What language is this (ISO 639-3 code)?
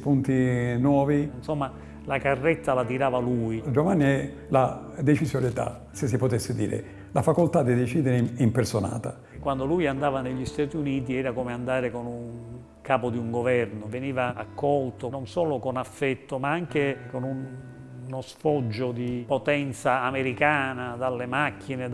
ita